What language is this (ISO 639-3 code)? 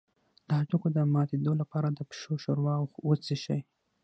pus